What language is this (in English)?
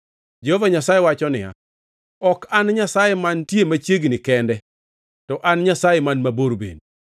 Luo (Kenya and Tanzania)